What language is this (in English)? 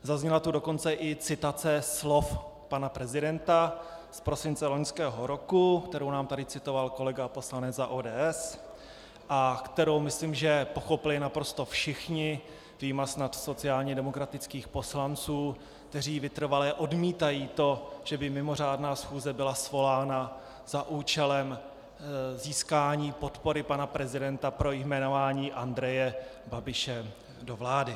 Czech